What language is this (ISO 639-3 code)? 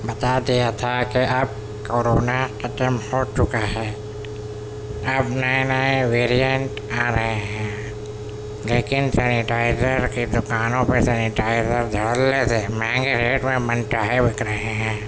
urd